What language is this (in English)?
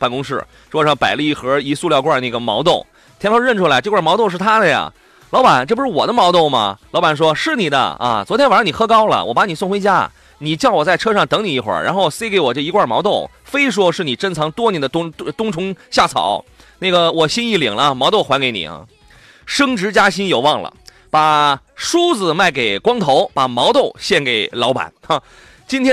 Chinese